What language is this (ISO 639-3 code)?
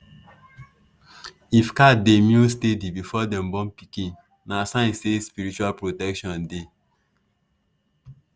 pcm